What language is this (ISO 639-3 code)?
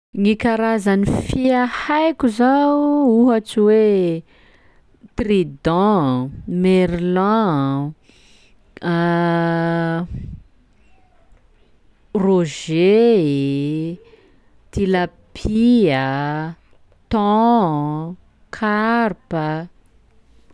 skg